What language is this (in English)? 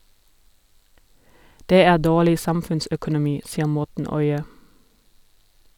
Norwegian